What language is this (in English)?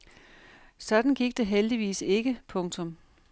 Danish